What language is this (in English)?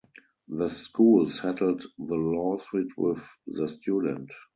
English